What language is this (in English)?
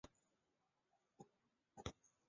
Chinese